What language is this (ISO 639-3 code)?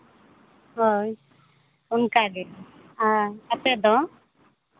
sat